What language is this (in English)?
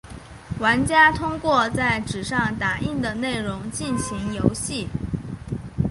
Chinese